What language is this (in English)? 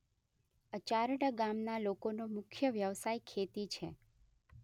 Gujarati